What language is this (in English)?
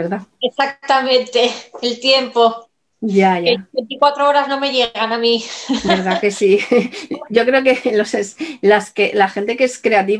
Spanish